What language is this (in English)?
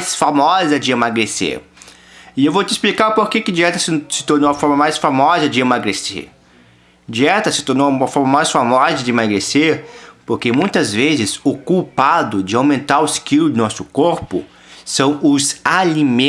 Portuguese